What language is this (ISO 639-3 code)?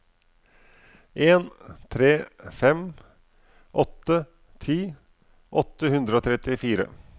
nor